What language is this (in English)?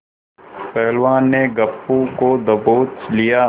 Hindi